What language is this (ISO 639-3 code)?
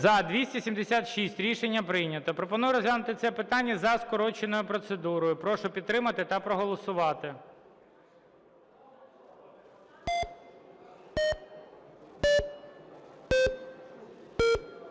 ukr